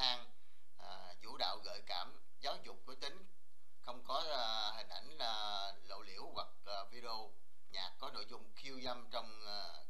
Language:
Vietnamese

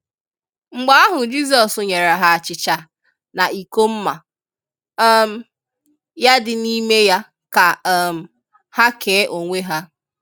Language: Igbo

